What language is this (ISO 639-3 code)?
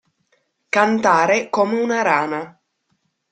ita